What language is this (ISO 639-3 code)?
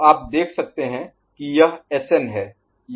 hin